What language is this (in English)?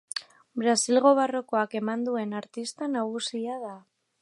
Basque